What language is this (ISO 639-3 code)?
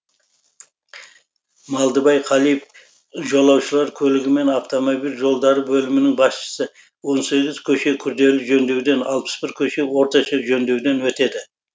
kaz